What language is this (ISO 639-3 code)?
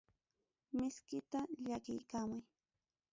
quy